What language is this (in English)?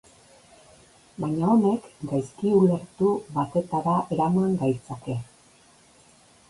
Basque